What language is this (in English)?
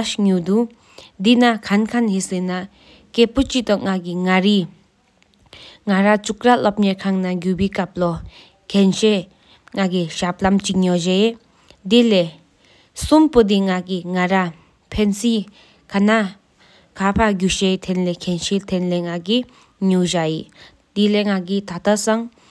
Sikkimese